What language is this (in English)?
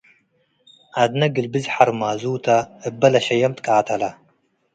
Tigre